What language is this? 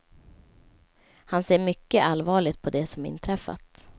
Swedish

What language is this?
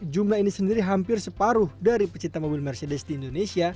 Indonesian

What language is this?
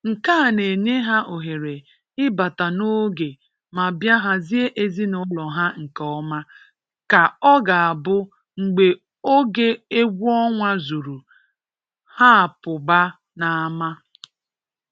Igbo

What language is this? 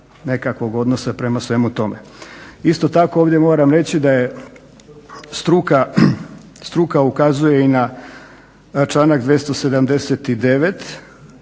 Croatian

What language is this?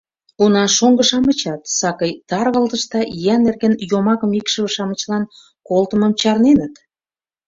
Mari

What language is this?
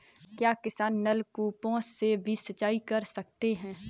Hindi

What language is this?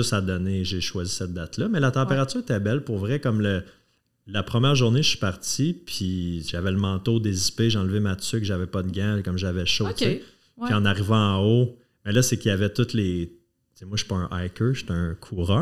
French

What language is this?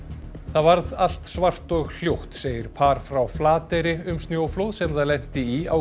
Icelandic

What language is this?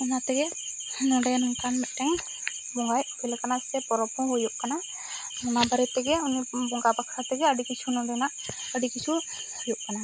Santali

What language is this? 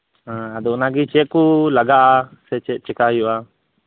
Santali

